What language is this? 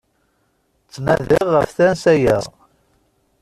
Kabyle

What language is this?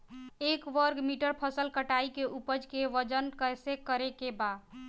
Bhojpuri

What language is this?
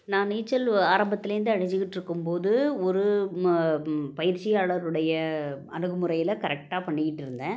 Tamil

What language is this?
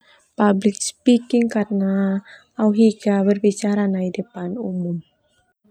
Termanu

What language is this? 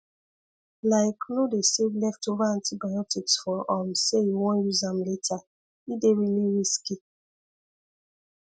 Nigerian Pidgin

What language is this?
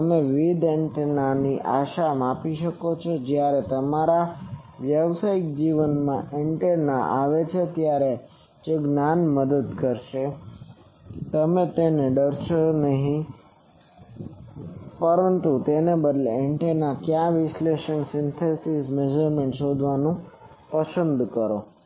Gujarati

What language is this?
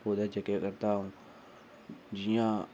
Dogri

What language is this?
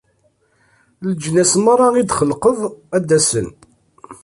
Kabyle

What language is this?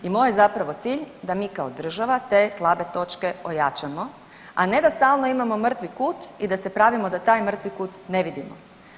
Croatian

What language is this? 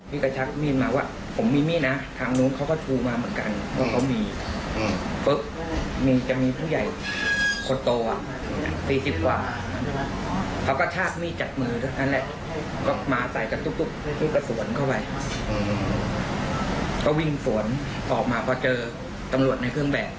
Thai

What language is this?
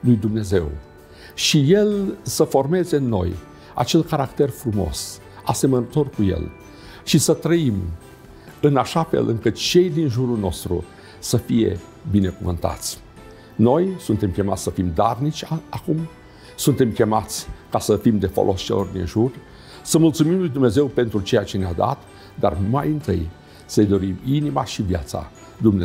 Romanian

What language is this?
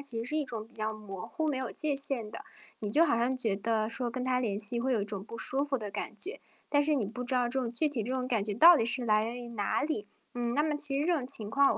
Chinese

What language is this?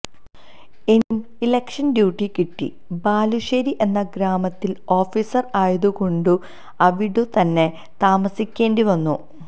Malayalam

